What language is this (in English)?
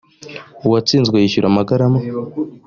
Kinyarwanda